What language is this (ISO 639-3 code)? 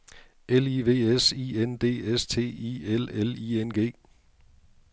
dan